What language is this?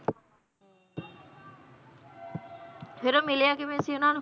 Punjabi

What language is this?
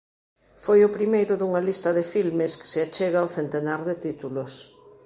Galician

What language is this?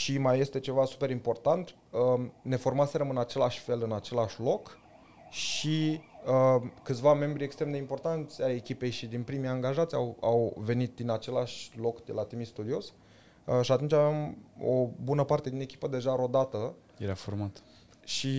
Romanian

